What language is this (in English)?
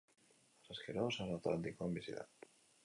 Basque